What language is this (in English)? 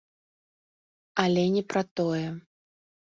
Belarusian